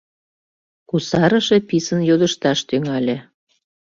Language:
Mari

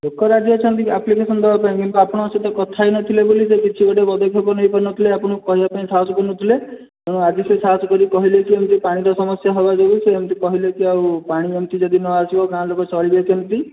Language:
Odia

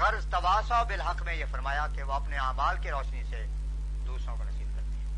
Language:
Urdu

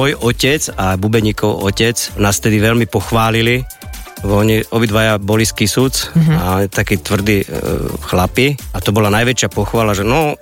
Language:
Slovak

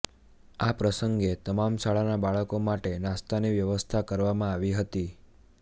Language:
Gujarati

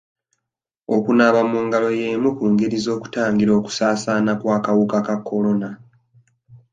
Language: Ganda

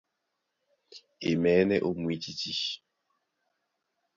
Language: Duala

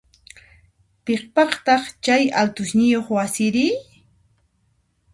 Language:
Puno Quechua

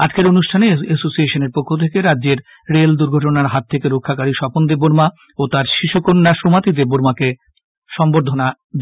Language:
Bangla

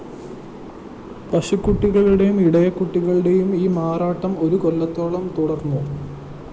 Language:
Malayalam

